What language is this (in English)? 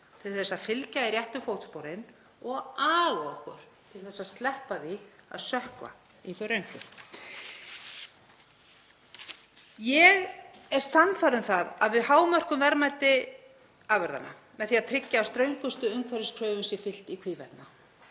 Icelandic